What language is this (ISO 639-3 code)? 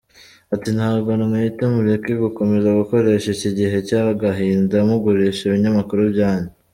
kin